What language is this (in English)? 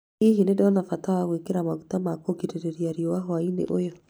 Kikuyu